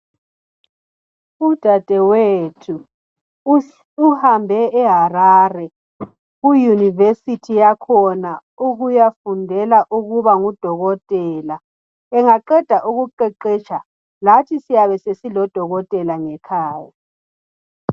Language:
North Ndebele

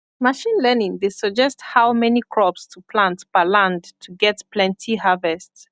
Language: Nigerian Pidgin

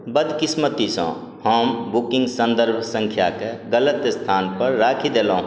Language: Maithili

